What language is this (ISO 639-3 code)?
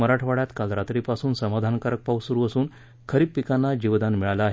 mar